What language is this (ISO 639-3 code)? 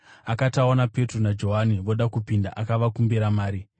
sna